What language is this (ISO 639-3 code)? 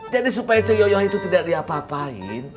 ind